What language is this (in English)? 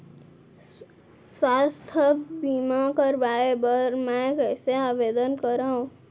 Chhattisgarhi